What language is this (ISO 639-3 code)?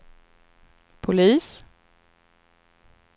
swe